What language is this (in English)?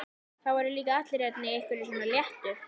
Icelandic